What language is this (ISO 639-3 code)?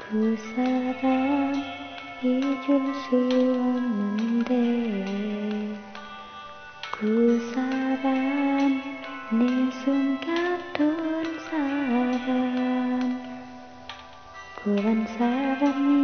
ind